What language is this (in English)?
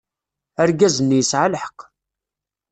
Kabyle